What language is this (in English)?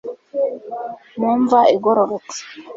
Kinyarwanda